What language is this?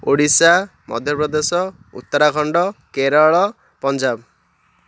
Odia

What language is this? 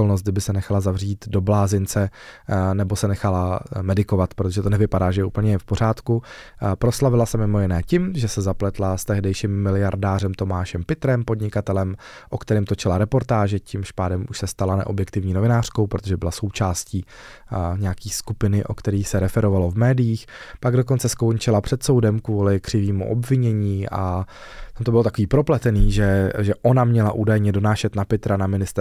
Czech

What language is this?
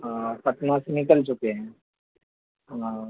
Urdu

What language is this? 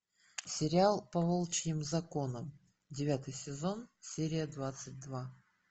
Russian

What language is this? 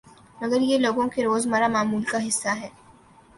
Urdu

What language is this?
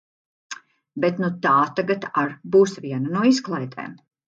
Latvian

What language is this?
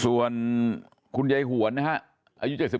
Thai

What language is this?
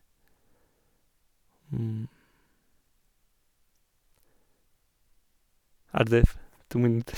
Norwegian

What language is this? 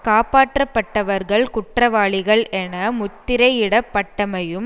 Tamil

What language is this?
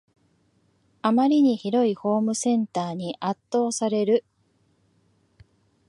Japanese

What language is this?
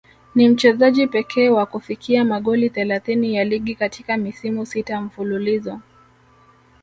Swahili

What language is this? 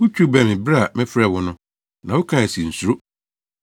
Akan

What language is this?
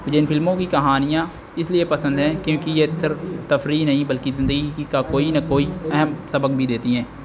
Urdu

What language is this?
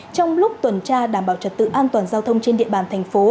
Vietnamese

